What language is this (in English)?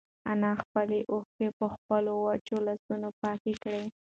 Pashto